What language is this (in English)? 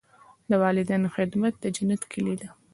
Pashto